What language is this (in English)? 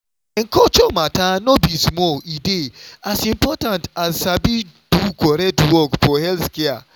Nigerian Pidgin